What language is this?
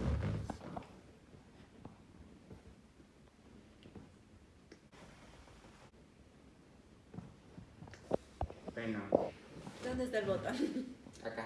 Spanish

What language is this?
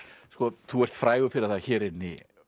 Icelandic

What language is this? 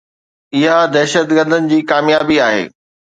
Sindhi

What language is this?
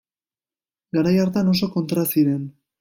Basque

